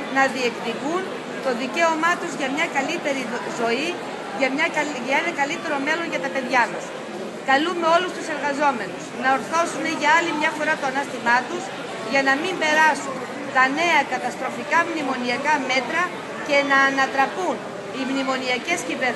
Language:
Greek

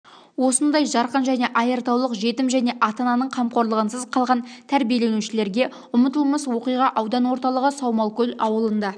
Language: Kazakh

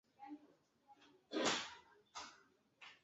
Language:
Chinese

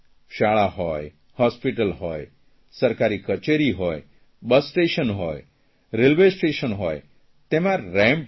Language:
Gujarati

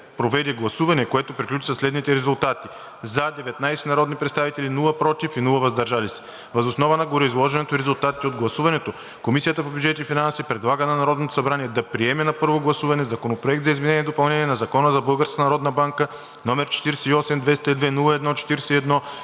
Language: Bulgarian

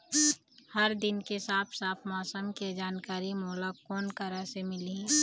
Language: Chhattisgarhi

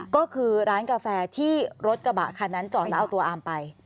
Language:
Thai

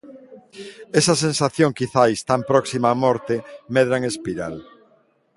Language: Galician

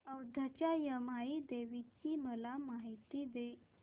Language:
Marathi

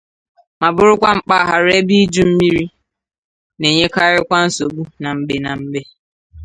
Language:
Igbo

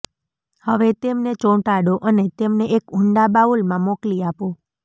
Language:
Gujarati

